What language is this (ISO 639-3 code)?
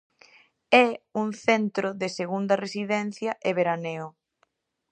glg